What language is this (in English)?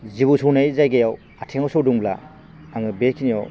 Bodo